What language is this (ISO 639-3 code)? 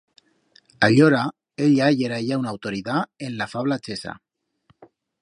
arg